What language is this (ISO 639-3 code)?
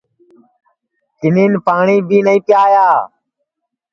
ssi